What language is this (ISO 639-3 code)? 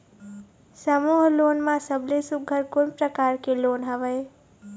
hne